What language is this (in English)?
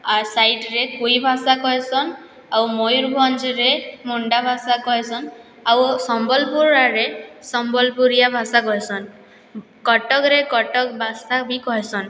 Odia